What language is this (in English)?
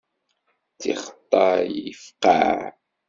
Kabyle